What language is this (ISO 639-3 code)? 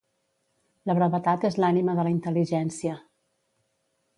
cat